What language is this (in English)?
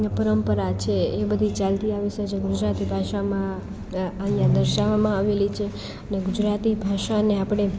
Gujarati